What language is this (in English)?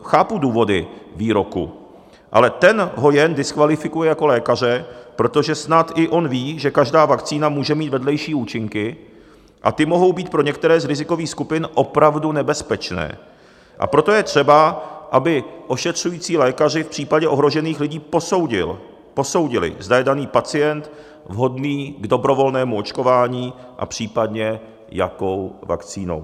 Czech